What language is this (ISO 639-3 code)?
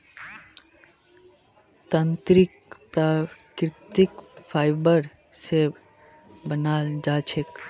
mag